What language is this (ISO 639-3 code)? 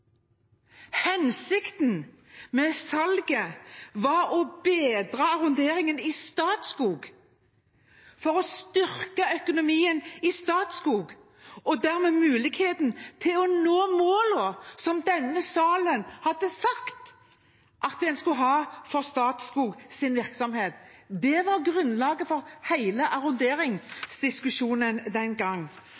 nob